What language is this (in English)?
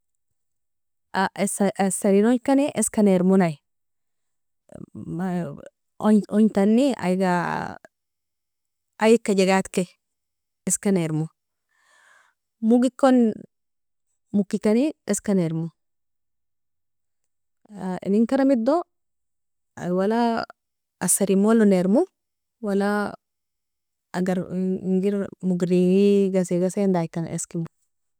Nobiin